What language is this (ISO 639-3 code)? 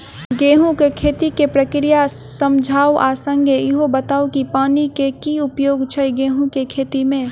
mai